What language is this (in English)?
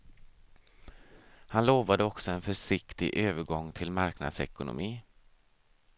Swedish